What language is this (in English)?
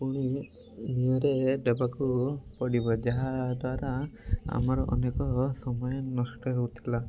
Odia